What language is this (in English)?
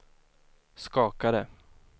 Swedish